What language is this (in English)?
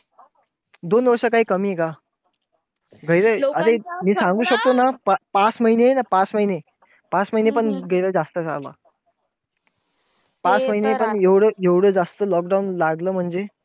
Marathi